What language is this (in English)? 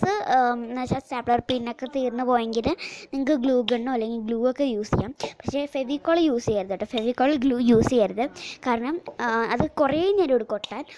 Romanian